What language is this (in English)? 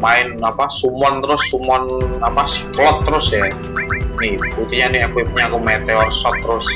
Indonesian